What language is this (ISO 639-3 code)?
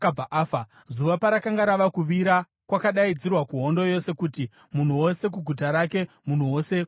sna